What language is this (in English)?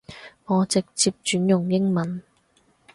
Cantonese